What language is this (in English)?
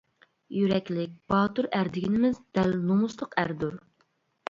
Uyghur